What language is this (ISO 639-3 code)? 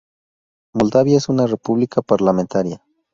spa